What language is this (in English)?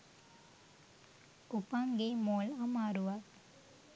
Sinhala